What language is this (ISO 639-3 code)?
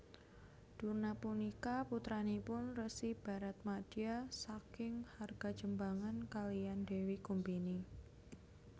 jav